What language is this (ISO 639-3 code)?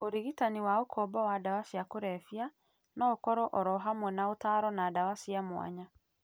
kik